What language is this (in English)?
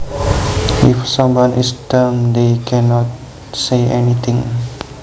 Javanese